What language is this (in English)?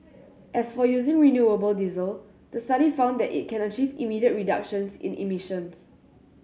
English